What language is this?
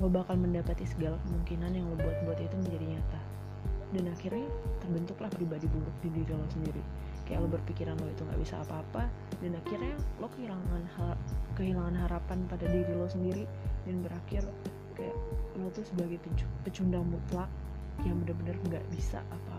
Indonesian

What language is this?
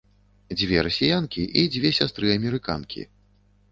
Belarusian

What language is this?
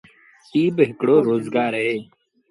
Sindhi Bhil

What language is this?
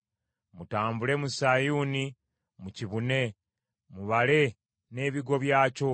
Ganda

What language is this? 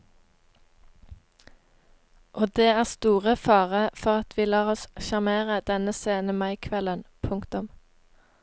Norwegian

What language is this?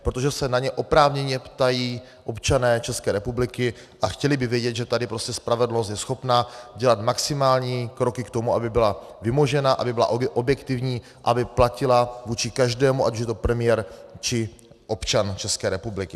Czech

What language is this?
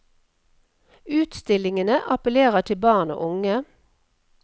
Norwegian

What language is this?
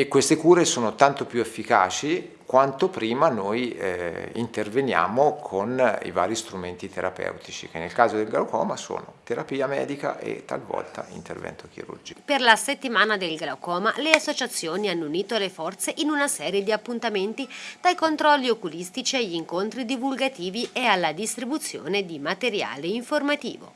Italian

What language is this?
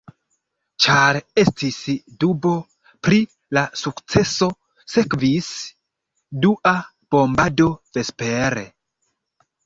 Esperanto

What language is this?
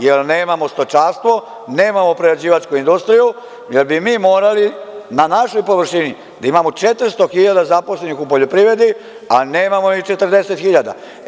Serbian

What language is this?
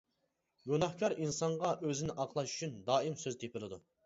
Uyghur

